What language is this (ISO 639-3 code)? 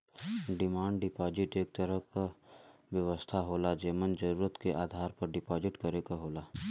bho